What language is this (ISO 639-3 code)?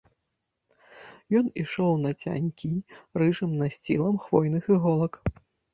bel